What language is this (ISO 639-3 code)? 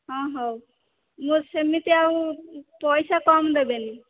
ori